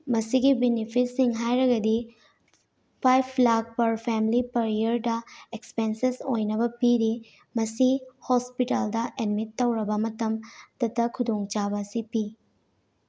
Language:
Manipuri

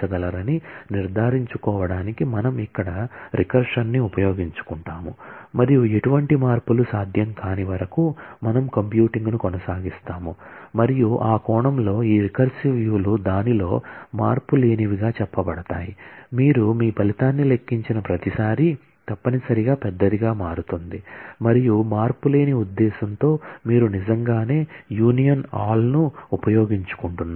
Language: Telugu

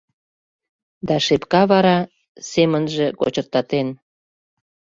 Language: Mari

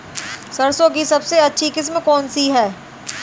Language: Hindi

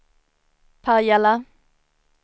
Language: Swedish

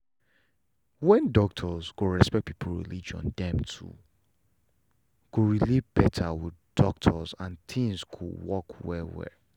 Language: Nigerian Pidgin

